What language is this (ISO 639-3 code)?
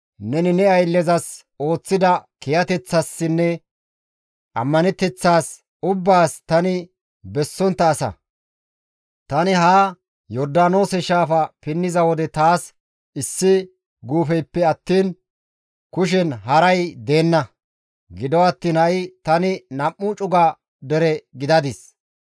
gmv